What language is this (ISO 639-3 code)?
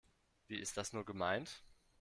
deu